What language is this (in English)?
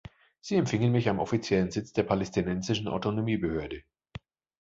German